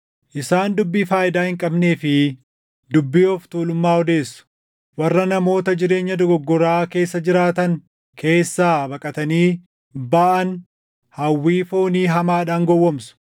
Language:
Oromo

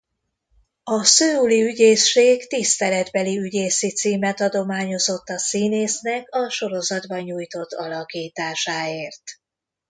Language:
Hungarian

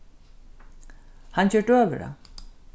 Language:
Faroese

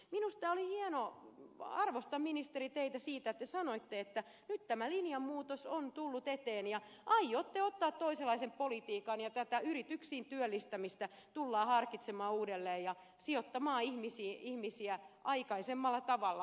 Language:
Finnish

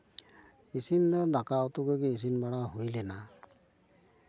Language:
Santali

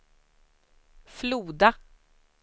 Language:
Swedish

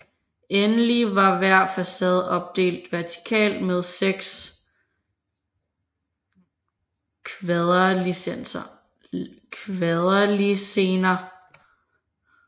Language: Danish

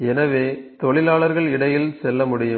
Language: Tamil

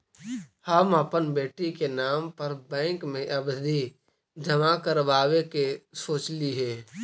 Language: Magahi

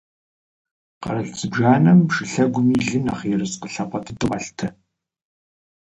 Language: Kabardian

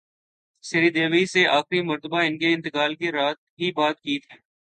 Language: Urdu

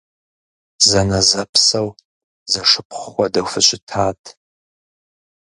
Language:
Kabardian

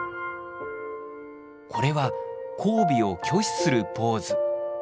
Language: Japanese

